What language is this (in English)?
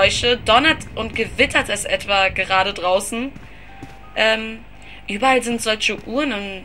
German